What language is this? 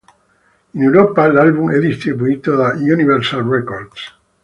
Italian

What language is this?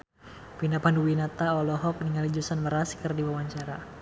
Sundanese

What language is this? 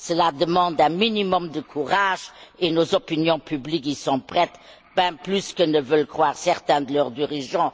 French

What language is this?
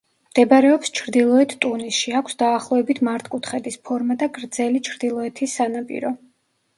Georgian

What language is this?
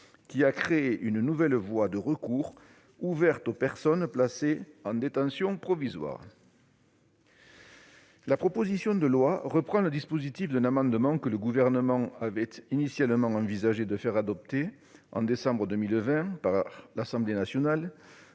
French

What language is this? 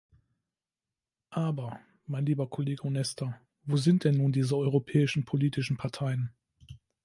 German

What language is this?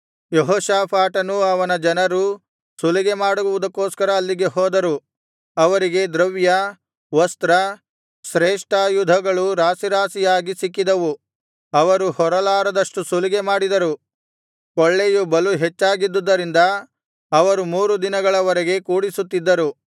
Kannada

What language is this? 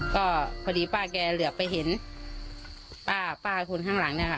Thai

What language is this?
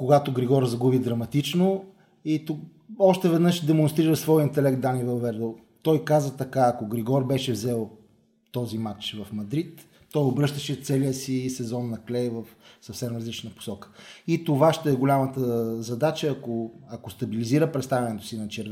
Bulgarian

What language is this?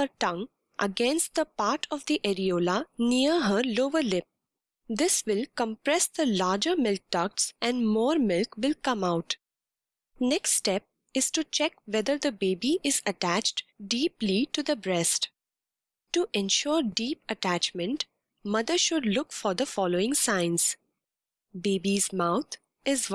English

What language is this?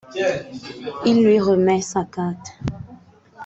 French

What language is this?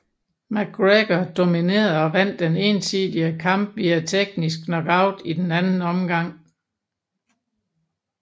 Danish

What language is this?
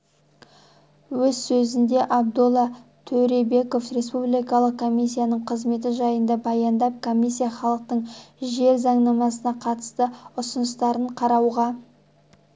Kazakh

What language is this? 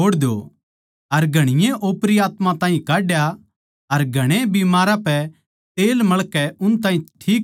Haryanvi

